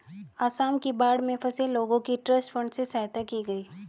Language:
Hindi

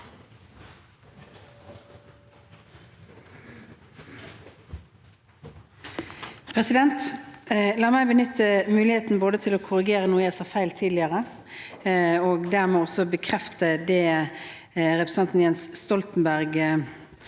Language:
Norwegian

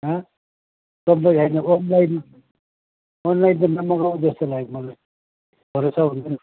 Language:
Nepali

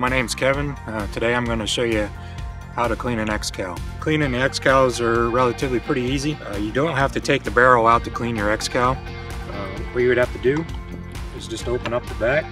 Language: English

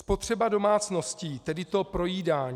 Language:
Czech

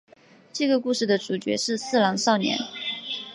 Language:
Chinese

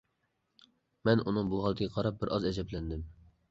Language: Uyghur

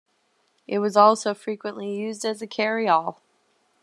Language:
English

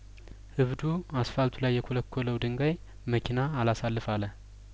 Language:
Amharic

